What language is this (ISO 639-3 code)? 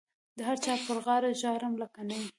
pus